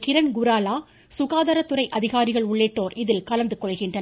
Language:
Tamil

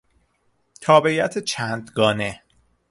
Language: Persian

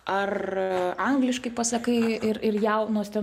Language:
Lithuanian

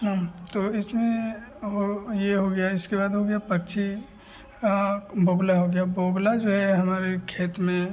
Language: Hindi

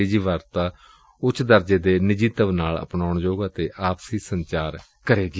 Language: Punjabi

